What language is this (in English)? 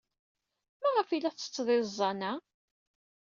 Kabyle